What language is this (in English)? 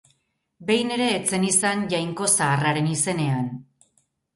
Basque